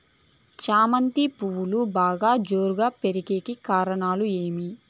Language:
Telugu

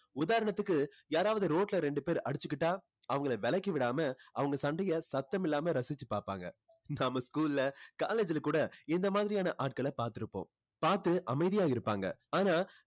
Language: Tamil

